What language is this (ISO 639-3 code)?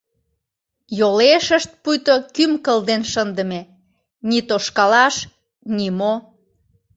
chm